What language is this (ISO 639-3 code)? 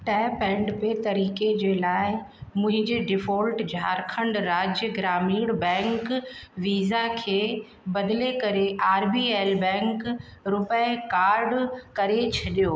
snd